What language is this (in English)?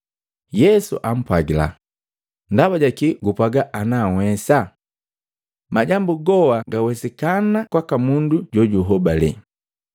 Matengo